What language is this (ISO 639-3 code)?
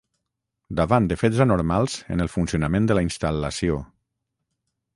cat